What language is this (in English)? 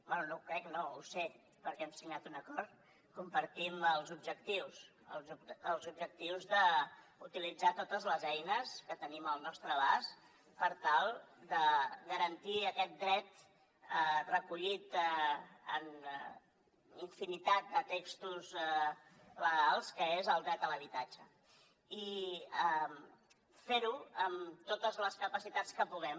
Catalan